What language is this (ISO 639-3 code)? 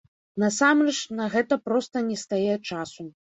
bel